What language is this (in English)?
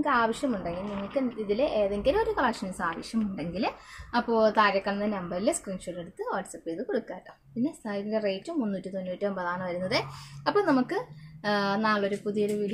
Malayalam